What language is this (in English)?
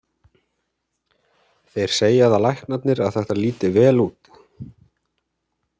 Icelandic